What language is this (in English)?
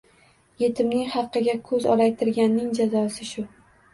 Uzbek